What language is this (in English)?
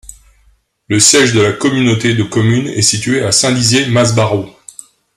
French